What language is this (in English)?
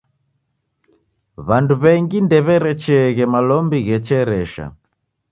Taita